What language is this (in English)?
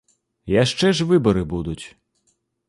Belarusian